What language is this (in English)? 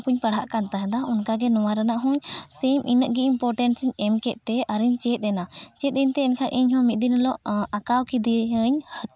Santali